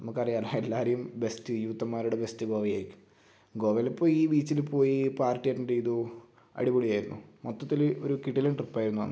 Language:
Malayalam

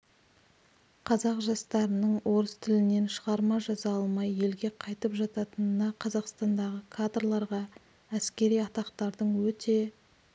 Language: Kazakh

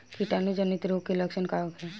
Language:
Bhojpuri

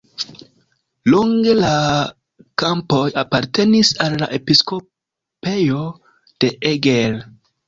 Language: Esperanto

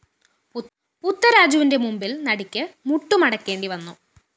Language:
Malayalam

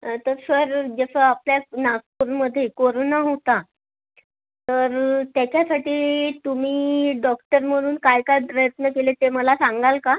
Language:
Marathi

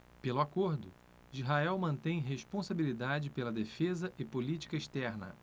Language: Portuguese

